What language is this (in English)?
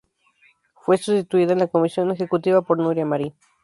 Spanish